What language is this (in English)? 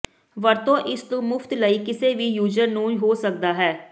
Punjabi